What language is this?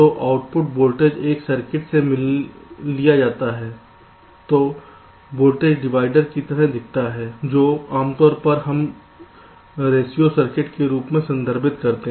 Hindi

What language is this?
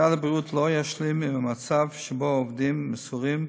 Hebrew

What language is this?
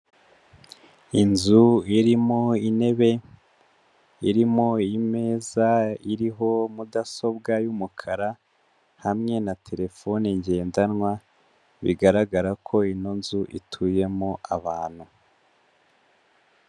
Kinyarwanda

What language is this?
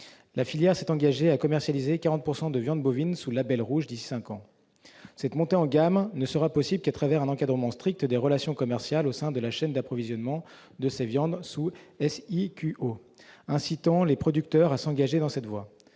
French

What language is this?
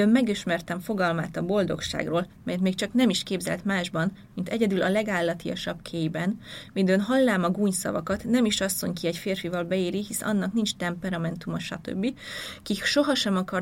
Hungarian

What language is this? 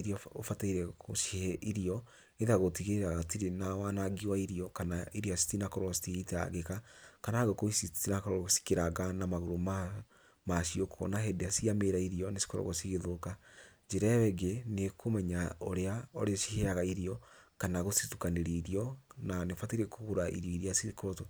Kikuyu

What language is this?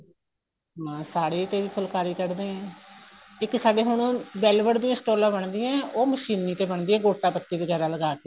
Punjabi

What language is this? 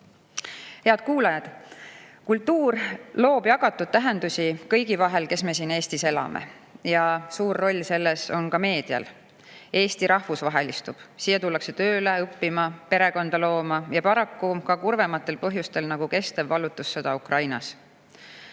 Estonian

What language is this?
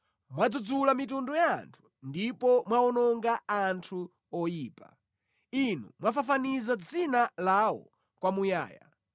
Nyanja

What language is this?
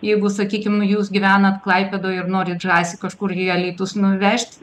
Lithuanian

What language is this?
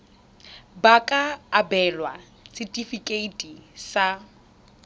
Tswana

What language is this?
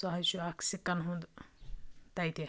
Kashmiri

